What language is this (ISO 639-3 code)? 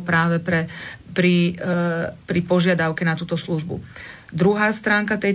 slk